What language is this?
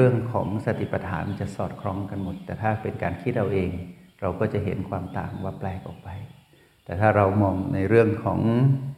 Thai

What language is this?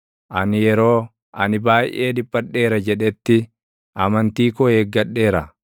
Oromo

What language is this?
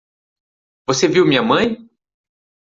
Portuguese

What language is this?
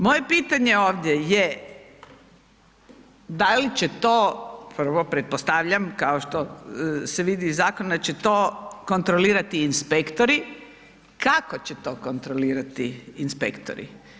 Croatian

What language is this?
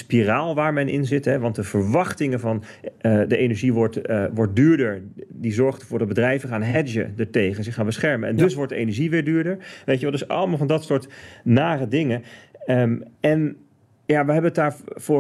Dutch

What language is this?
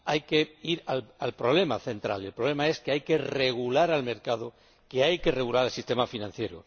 Spanish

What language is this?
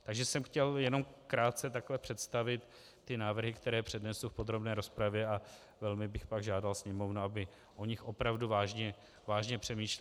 Czech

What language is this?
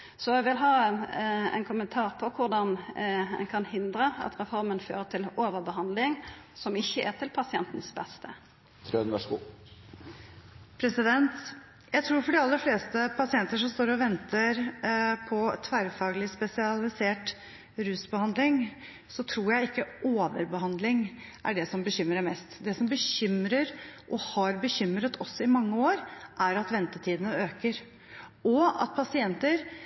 Norwegian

